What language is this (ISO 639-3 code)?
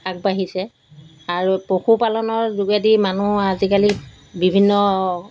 asm